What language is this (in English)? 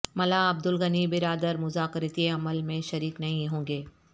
Urdu